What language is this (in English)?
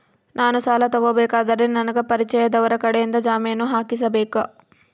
Kannada